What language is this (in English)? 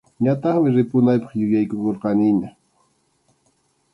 Arequipa-La Unión Quechua